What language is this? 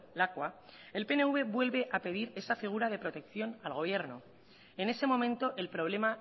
Spanish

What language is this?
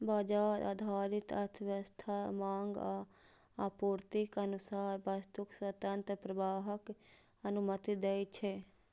Maithili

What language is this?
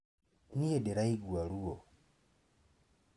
Kikuyu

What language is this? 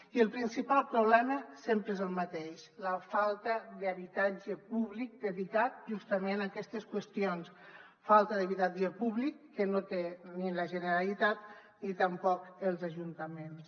Catalan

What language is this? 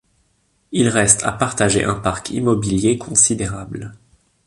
French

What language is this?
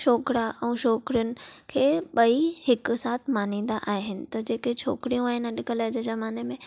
Sindhi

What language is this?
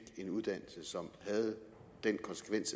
Danish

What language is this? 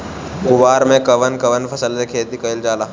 Bhojpuri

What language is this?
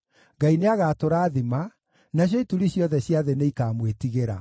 Kikuyu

